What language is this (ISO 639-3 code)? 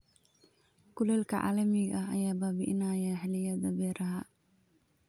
som